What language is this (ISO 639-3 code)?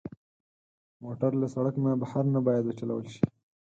pus